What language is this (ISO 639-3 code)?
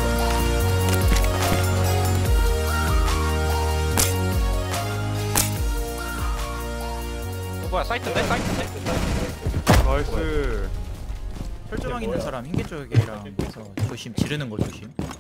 kor